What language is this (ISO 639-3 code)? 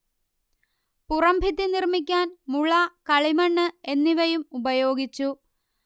mal